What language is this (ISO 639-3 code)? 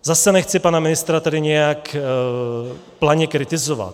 ces